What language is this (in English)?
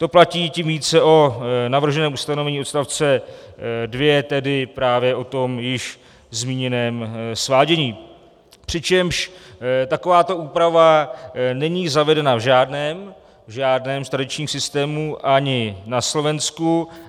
Czech